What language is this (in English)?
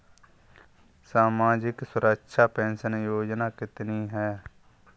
Hindi